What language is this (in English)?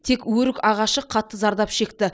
Kazakh